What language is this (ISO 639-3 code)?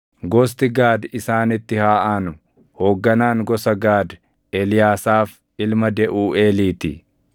orm